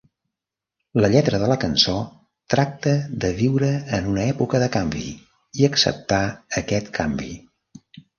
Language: Catalan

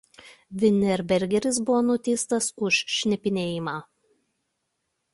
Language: Lithuanian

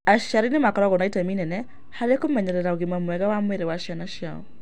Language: Kikuyu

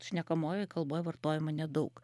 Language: Lithuanian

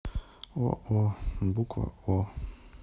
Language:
Russian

